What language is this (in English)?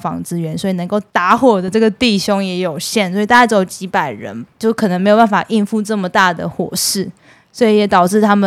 Chinese